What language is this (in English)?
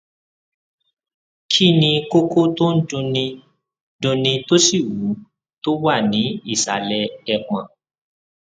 Yoruba